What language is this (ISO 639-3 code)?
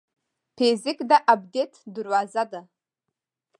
pus